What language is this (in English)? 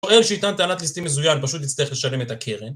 Hebrew